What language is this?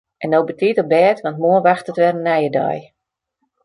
Western Frisian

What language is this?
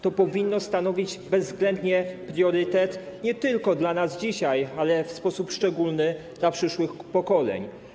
Polish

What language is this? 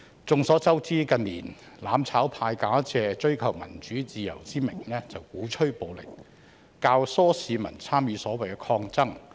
Cantonese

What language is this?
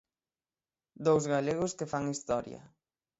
Galician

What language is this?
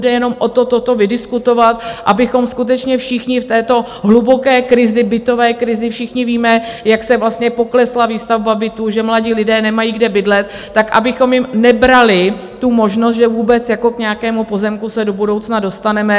Czech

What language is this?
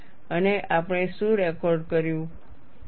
Gujarati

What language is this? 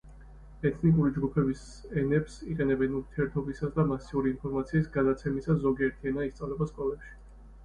Georgian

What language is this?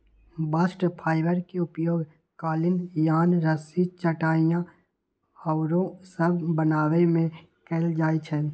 Magahi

